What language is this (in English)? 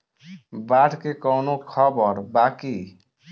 Bhojpuri